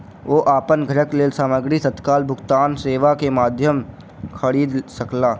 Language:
Maithili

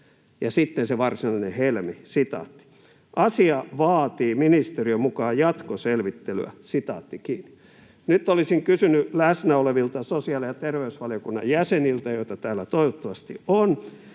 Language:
Finnish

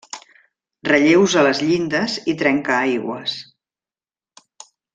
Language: Catalan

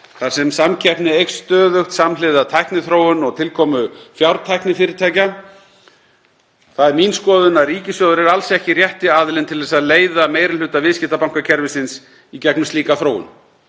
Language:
Icelandic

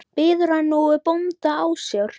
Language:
Icelandic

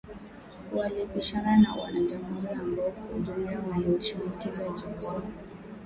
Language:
Swahili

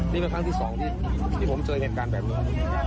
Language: Thai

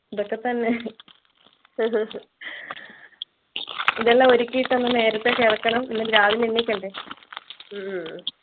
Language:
Malayalam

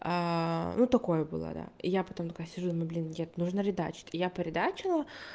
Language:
Russian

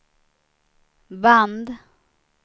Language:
Swedish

